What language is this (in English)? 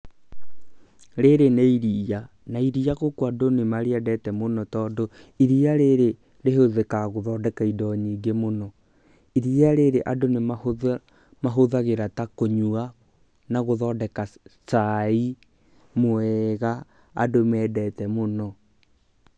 Kikuyu